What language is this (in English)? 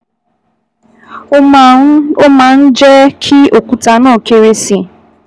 Yoruba